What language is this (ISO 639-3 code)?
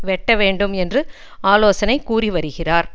tam